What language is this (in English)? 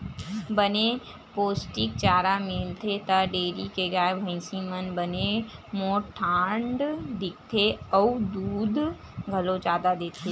Chhattisgarhi